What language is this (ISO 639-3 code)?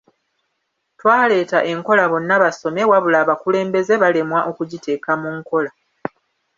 lug